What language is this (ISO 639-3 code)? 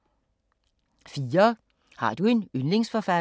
dan